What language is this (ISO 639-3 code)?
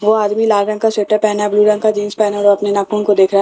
hin